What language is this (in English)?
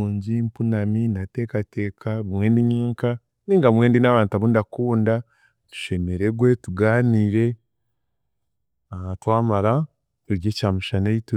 Chiga